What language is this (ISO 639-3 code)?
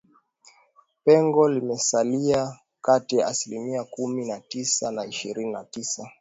swa